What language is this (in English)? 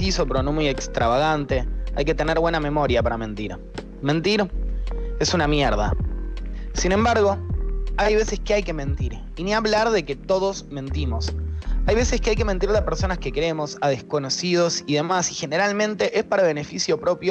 Spanish